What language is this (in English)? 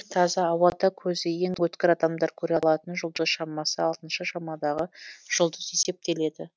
Kazakh